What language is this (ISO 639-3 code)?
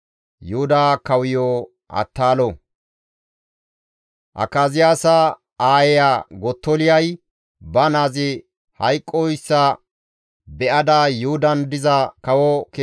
gmv